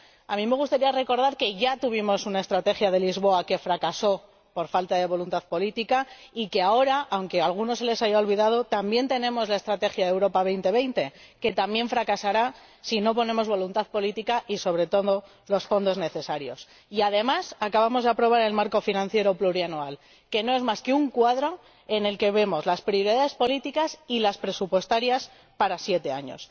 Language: Spanish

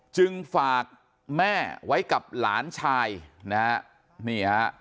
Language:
Thai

